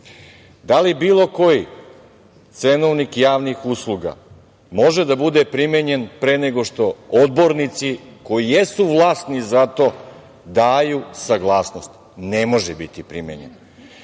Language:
Serbian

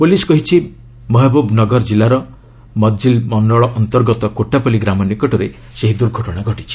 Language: Odia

